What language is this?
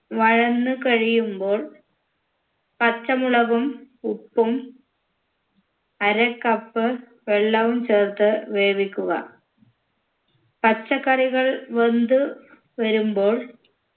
Malayalam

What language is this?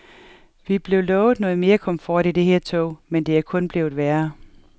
Danish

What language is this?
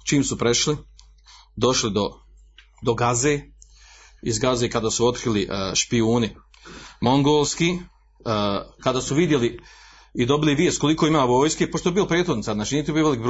Croatian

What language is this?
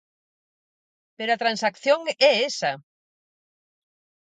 Galician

